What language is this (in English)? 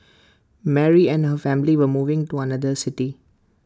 English